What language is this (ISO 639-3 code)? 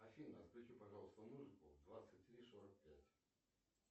rus